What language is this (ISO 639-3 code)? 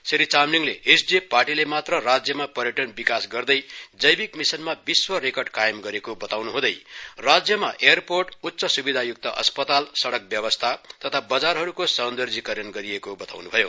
nep